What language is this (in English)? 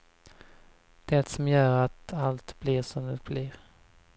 Swedish